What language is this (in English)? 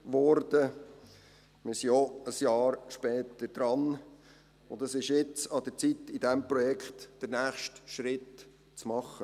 Swiss German